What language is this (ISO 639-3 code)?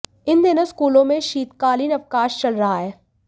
hin